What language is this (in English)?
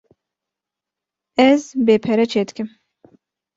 Kurdish